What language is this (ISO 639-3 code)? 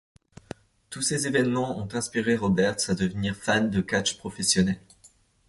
fra